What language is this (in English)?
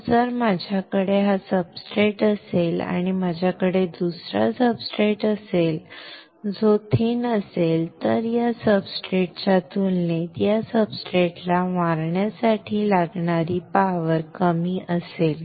Marathi